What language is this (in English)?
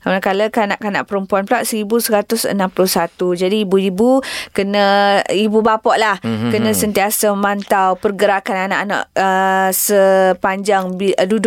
Malay